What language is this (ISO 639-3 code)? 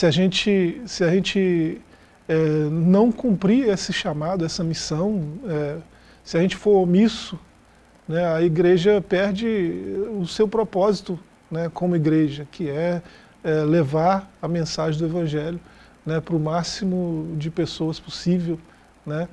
por